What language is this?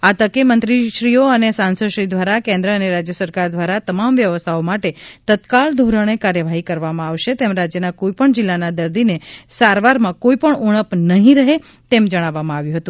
Gujarati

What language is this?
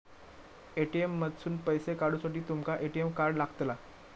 Marathi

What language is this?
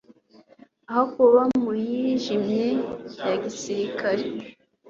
Kinyarwanda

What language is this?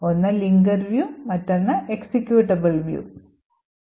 Malayalam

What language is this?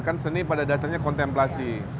Indonesian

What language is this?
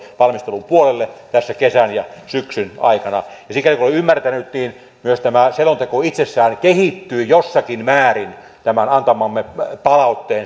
Finnish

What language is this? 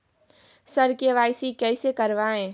Maithili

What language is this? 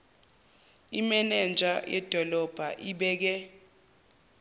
Zulu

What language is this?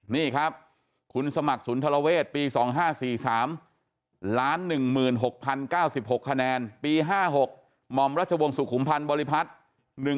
Thai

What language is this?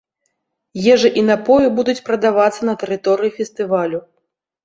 Belarusian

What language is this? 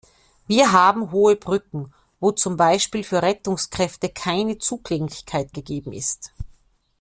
German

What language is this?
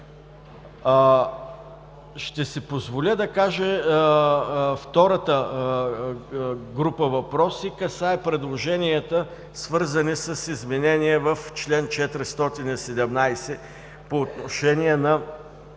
Bulgarian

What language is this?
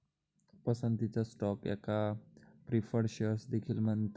Marathi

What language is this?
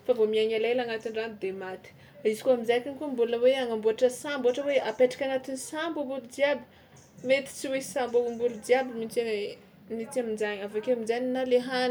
Tsimihety Malagasy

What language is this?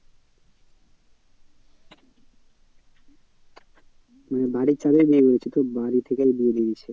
Bangla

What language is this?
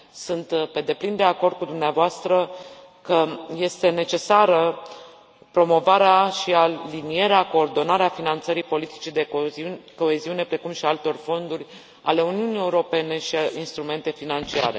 Romanian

